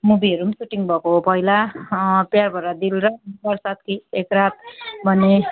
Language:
Nepali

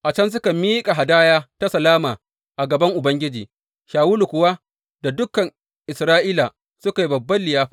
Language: Hausa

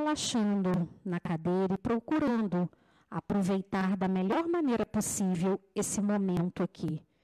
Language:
Portuguese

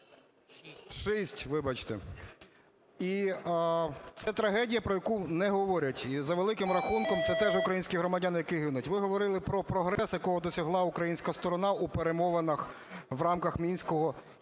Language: Ukrainian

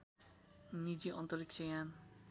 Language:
Nepali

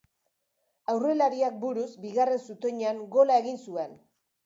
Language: Basque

